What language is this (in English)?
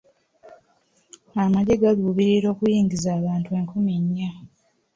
Ganda